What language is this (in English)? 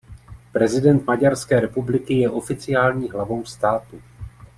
Czech